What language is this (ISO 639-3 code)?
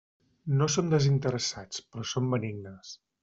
cat